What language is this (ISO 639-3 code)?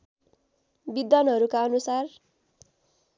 nep